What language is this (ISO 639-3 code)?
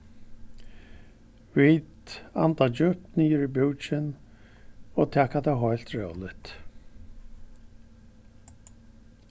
fao